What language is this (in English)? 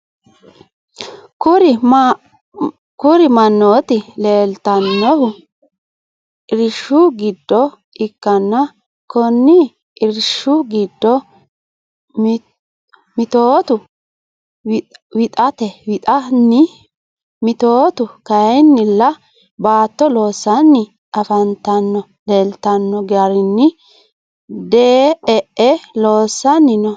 Sidamo